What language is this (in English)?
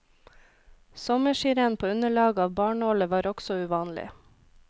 Norwegian